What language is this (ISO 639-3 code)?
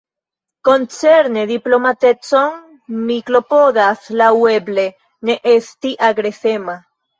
epo